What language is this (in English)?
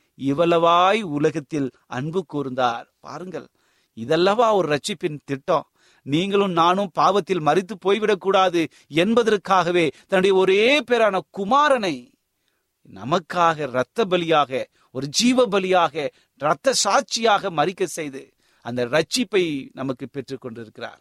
Tamil